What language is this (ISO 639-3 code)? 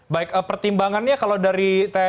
ind